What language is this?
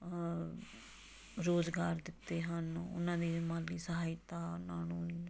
Punjabi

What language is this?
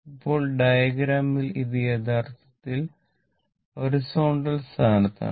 Malayalam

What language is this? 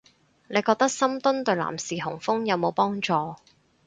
Cantonese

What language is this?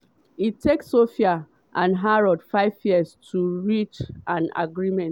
Nigerian Pidgin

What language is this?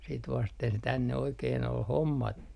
Finnish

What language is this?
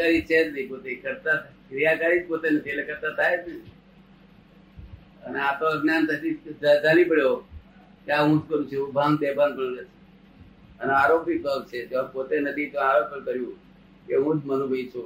Gujarati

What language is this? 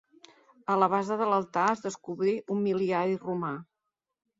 Catalan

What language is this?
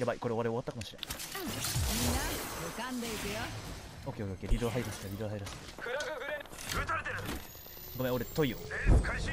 Japanese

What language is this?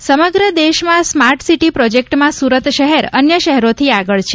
Gujarati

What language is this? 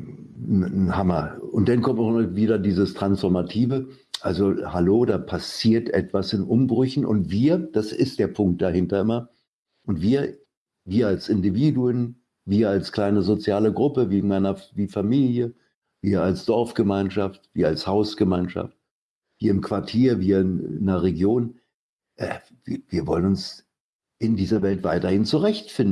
German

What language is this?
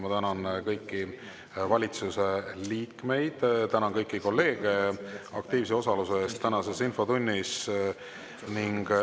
Estonian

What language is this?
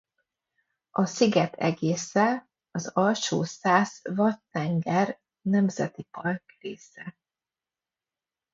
Hungarian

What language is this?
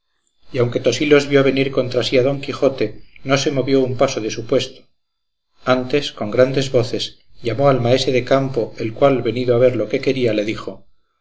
Spanish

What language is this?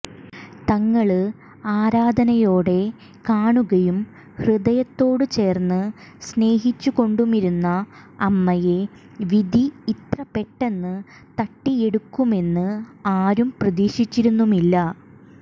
Malayalam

